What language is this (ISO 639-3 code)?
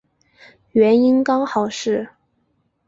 zho